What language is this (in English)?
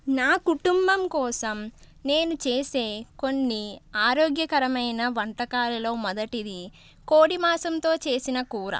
Telugu